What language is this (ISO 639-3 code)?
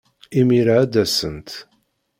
kab